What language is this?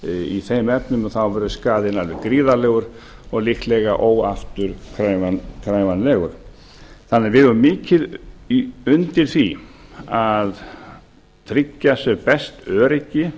Icelandic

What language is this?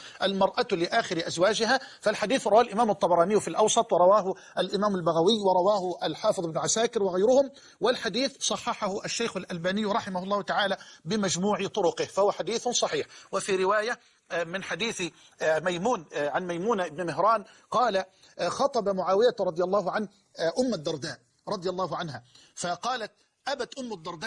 Arabic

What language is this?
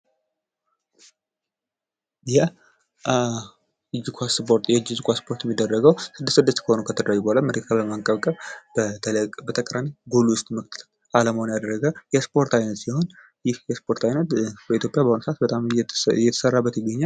Amharic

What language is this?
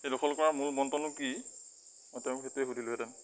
Assamese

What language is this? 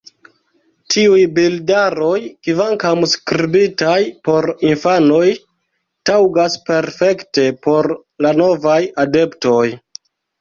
Esperanto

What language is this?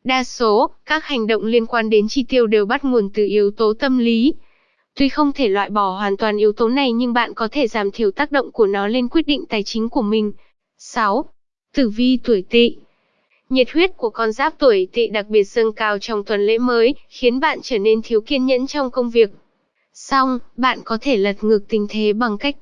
Vietnamese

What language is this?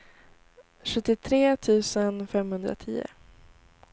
Swedish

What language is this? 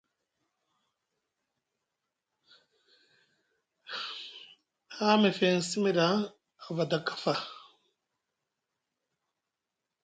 Musgu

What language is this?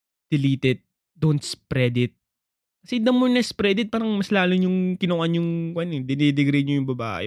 Filipino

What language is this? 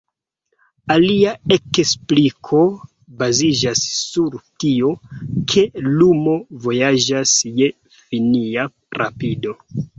Esperanto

